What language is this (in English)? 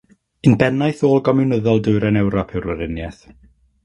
Welsh